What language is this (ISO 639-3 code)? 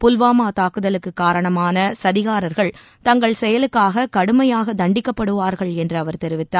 tam